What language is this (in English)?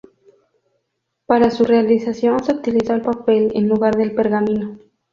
Spanish